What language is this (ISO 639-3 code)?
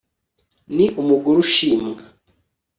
kin